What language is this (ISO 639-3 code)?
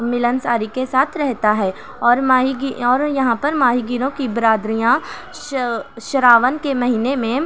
urd